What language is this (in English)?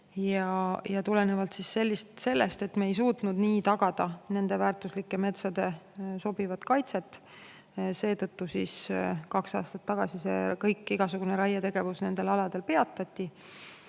Estonian